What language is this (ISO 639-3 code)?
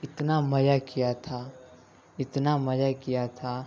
urd